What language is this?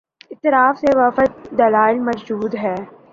Urdu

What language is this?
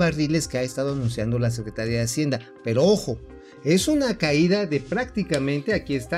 Spanish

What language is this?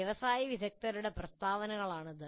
Malayalam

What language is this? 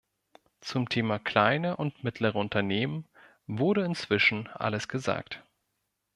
German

